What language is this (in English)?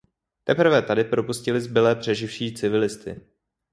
Czech